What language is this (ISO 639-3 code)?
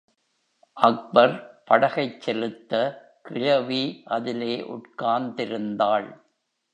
tam